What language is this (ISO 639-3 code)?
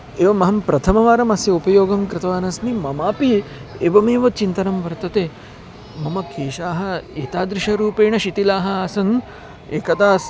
san